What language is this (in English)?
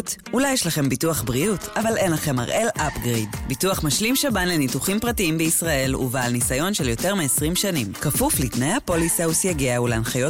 Hebrew